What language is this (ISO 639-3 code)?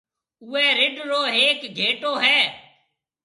mve